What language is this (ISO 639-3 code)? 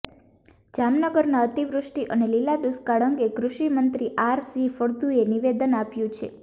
guj